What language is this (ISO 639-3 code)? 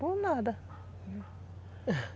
por